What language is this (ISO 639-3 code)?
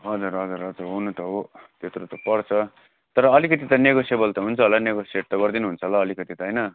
nep